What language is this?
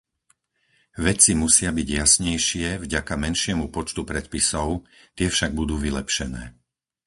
Slovak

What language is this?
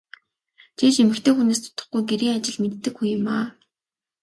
Mongolian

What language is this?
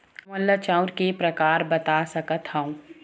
Chhattisgarhi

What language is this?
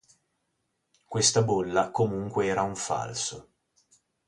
Italian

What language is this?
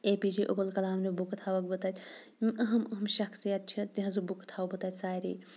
Kashmiri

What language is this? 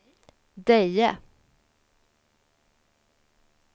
Swedish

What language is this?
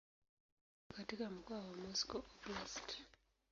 Swahili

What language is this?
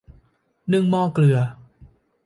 Thai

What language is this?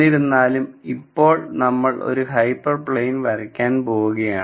Malayalam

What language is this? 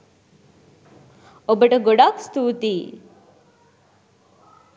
Sinhala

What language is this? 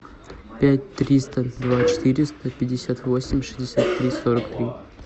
Russian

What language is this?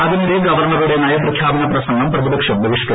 Malayalam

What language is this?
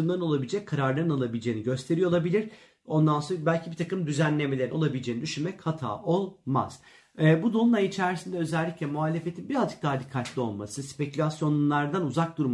Turkish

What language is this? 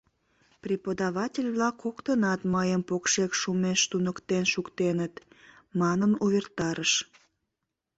Mari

